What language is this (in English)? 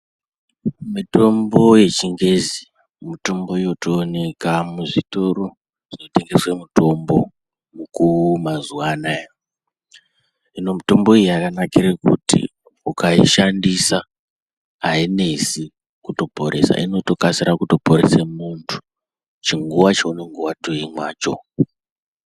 Ndau